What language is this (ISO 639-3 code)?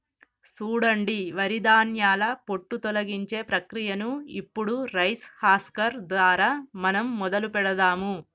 tel